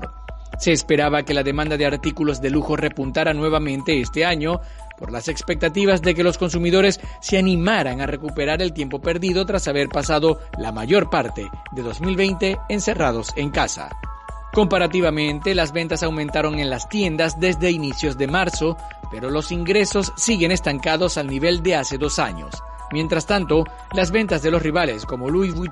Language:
Spanish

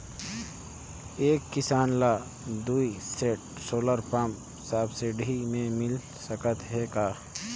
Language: Chhattisgarhi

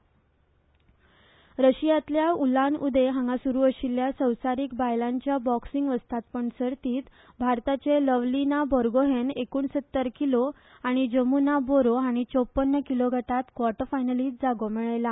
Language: Konkani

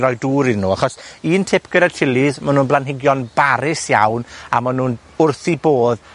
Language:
Welsh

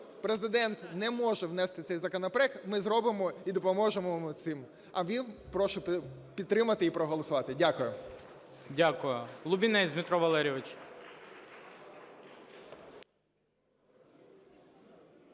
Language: Ukrainian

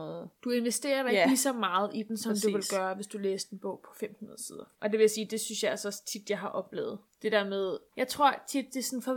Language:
Danish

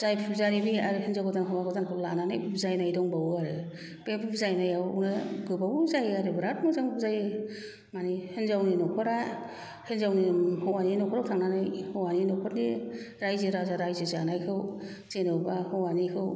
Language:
Bodo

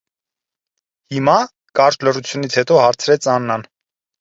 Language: Armenian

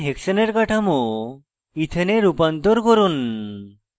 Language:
Bangla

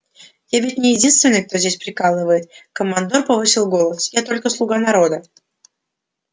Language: Russian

